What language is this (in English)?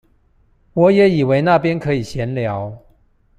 Chinese